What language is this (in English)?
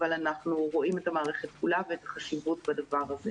Hebrew